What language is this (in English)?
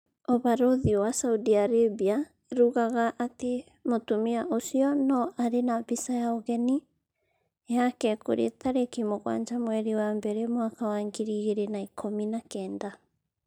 Kikuyu